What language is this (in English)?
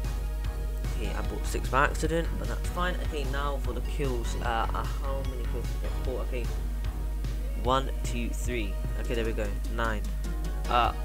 English